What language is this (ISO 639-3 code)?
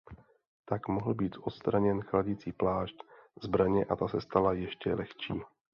ces